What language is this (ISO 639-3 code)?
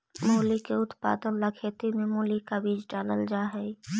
mag